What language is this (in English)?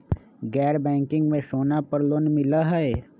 Magahi